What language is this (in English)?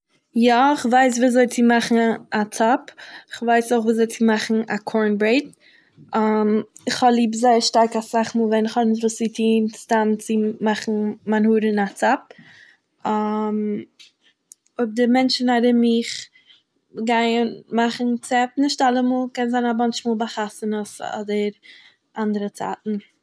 Yiddish